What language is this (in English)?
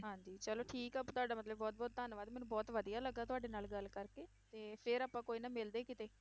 Punjabi